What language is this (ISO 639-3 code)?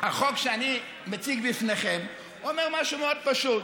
heb